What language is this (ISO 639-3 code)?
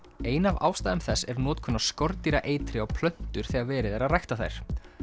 isl